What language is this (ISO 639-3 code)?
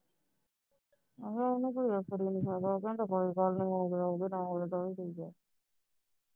pan